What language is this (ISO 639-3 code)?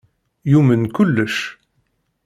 kab